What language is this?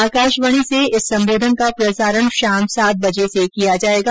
Hindi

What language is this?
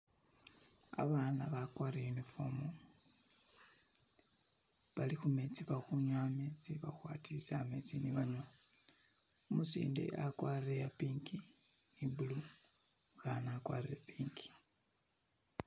Masaaba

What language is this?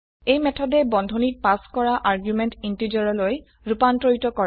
Assamese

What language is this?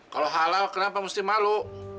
Indonesian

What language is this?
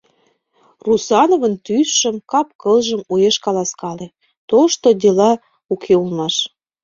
Mari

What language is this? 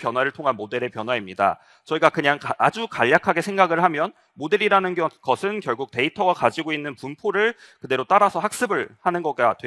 Korean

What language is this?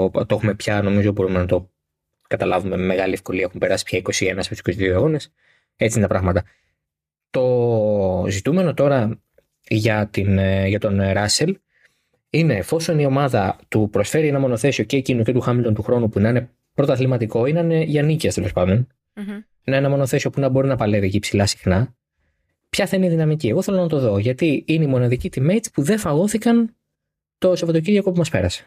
Greek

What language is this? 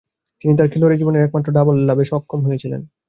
Bangla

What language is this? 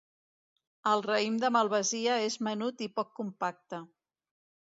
Catalan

